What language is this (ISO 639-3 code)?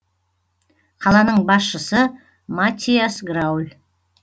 kaz